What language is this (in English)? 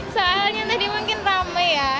Indonesian